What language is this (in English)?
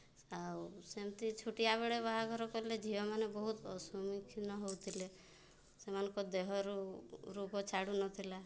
Odia